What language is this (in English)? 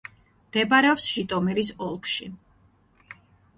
Georgian